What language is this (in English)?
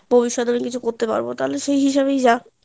Bangla